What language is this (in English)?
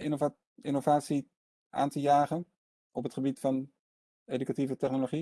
Dutch